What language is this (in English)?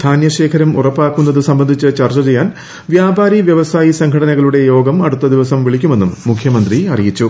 Malayalam